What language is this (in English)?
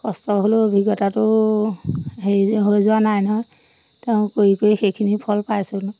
Assamese